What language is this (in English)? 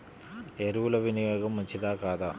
Telugu